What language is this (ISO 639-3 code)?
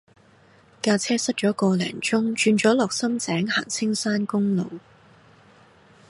yue